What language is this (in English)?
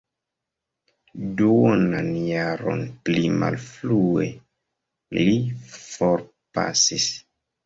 Esperanto